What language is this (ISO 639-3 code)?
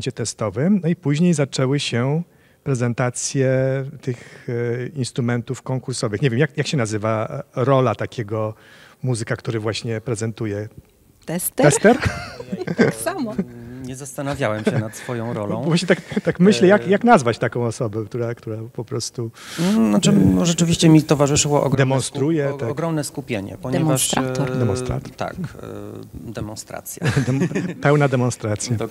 pol